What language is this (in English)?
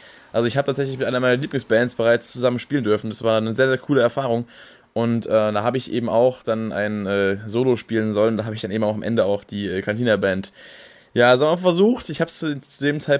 German